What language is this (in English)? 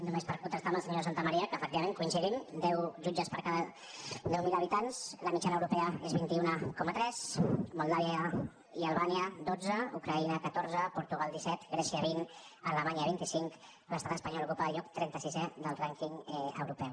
Catalan